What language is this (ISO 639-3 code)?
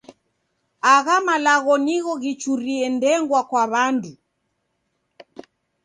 dav